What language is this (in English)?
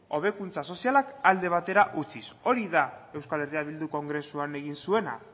Basque